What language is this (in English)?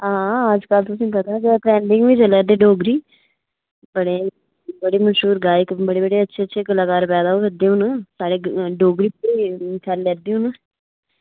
Dogri